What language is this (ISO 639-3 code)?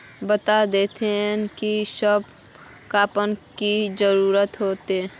mag